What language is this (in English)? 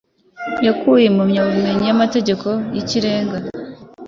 Kinyarwanda